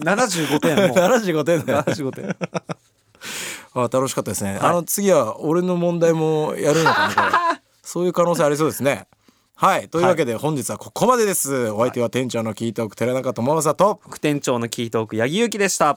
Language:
Japanese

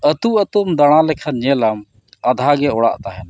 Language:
Santali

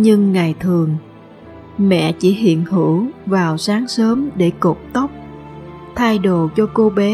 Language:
Vietnamese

